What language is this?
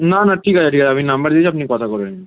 Bangla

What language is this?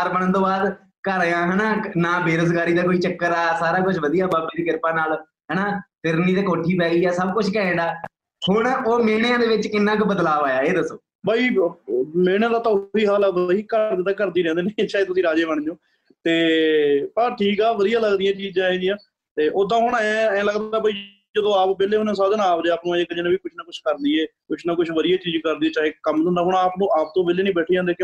Punjabi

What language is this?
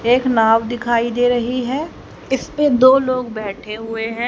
Hindi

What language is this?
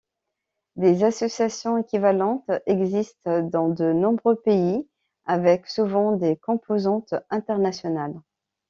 French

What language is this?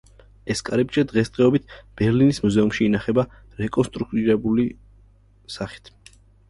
Georgian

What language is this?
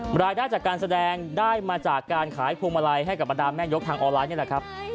Thai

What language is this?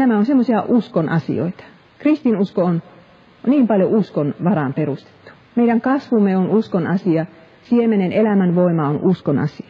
Finnish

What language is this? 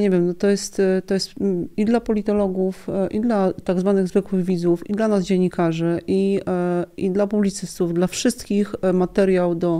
Polish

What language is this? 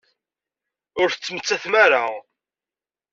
Kabyle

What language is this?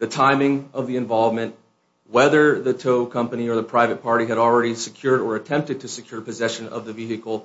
English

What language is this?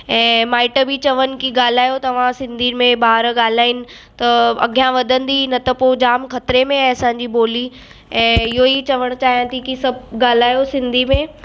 Sindhi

